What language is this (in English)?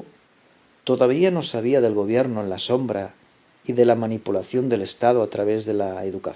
Spanish